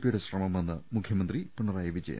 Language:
Malayalam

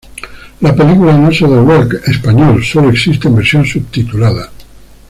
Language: Spanish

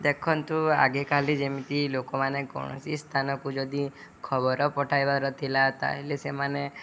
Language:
Odia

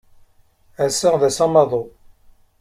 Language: Kabyle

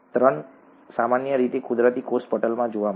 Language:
Gujarati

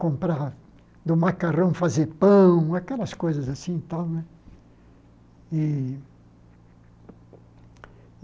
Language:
Portuguese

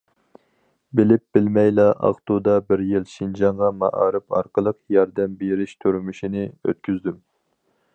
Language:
Uyghur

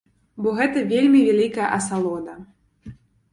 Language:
Belarusian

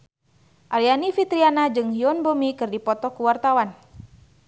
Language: Sundanese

